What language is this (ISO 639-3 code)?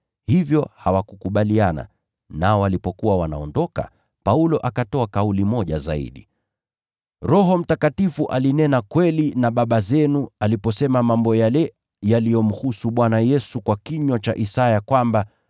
swa